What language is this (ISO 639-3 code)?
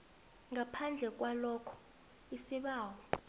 nbl